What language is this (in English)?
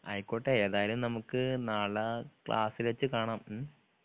Malayalam